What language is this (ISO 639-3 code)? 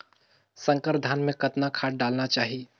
hne